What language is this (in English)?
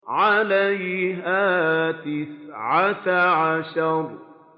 Arabic